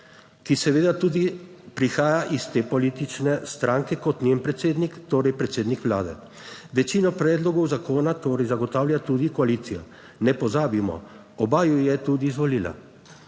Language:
Slovenian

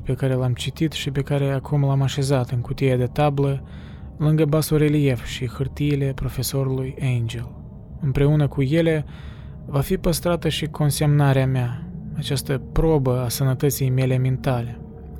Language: Romanian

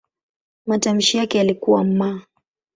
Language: Swahili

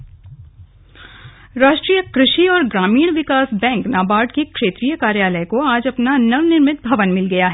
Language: Hindi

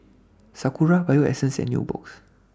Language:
English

